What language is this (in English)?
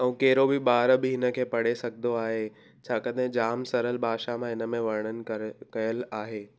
Sindhi